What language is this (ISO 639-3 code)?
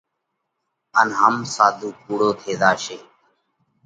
kvx